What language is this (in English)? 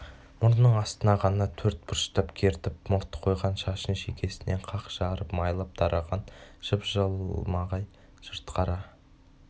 Kazakh